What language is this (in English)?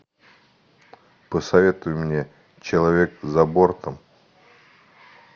Russian